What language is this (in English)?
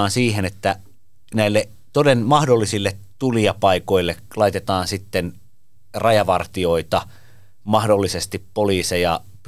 Finnish